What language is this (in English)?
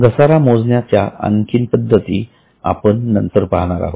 Marathi